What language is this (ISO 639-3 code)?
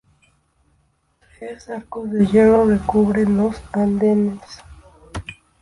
spa